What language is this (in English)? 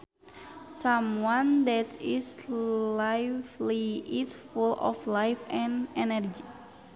Sundanese